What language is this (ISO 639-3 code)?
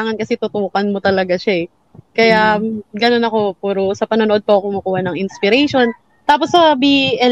fil